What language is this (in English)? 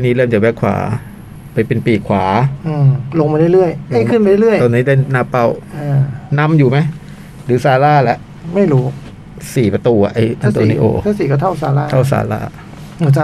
Thai